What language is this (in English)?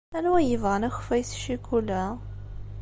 Kabyle